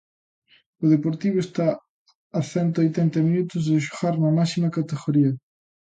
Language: Galician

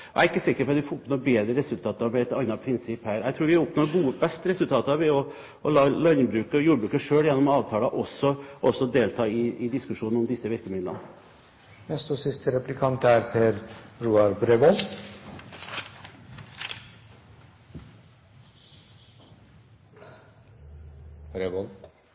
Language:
Norwegian Bokmål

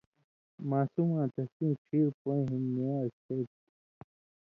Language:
Indus Kohistani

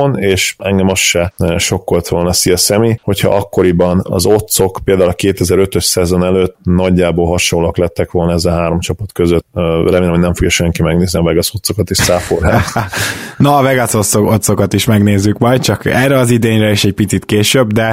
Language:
Hungarian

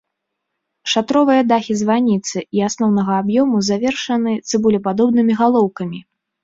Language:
Belarusian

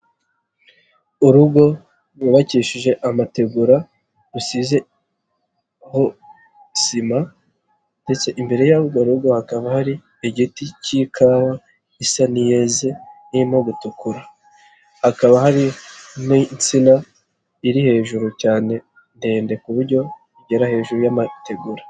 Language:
Kinyarwanda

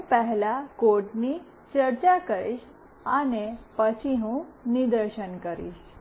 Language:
Gujarati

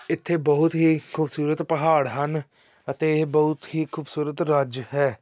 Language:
Punjabi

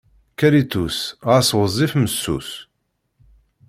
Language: Kabyle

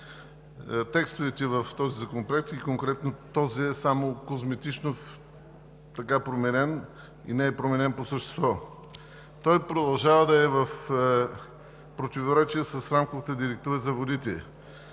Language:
Bulgarian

